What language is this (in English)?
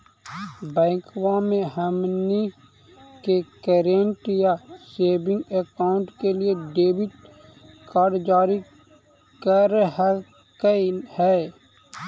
Magahi